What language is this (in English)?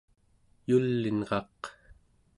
Central Yupik